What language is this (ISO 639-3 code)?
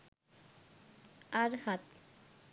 sin